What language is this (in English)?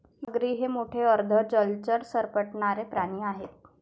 Marathi